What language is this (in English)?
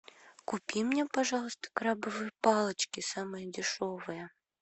Russian